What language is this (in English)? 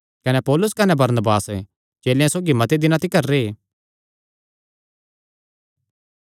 Kangri